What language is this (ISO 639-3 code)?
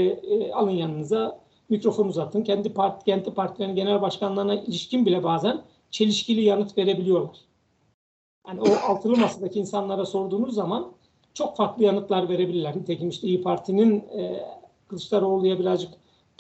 tur